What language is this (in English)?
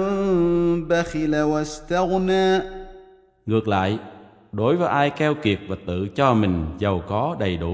Vietnamese